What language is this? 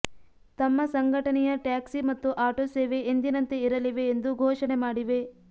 Kannada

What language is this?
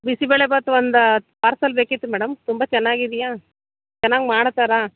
Kannada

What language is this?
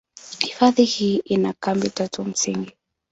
Swahili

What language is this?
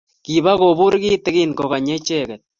Kalenjin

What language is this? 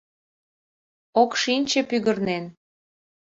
Mari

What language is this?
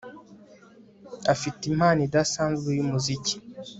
Kinyarwanda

